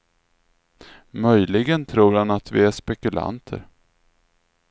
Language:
Swedish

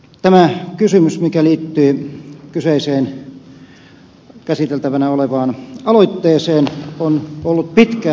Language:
Finnish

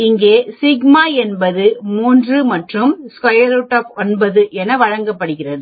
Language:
Tamil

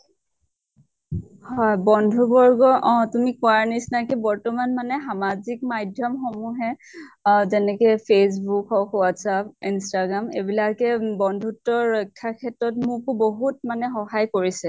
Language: Assamese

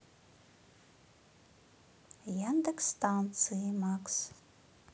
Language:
Russian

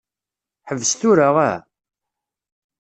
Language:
Kabyle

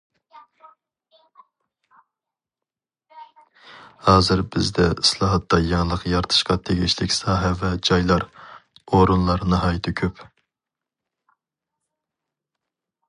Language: Uyghur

